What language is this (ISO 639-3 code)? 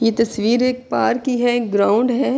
urd